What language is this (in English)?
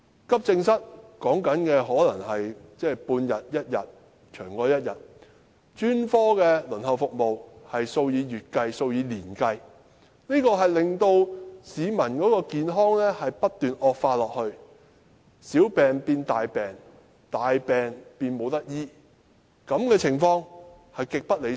Cantonese